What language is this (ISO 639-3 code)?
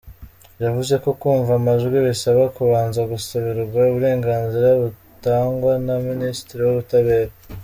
kin